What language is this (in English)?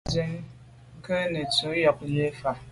Medumba